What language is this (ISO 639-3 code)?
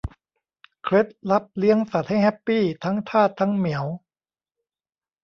tha